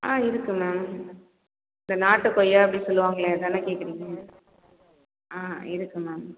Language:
Tamil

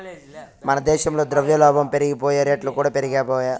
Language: Telugu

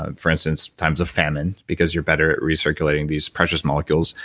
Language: English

